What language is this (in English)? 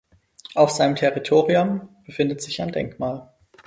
German